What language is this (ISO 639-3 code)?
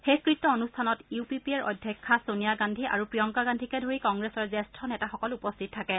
asm